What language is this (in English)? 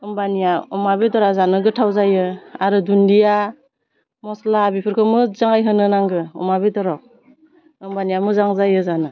Bodo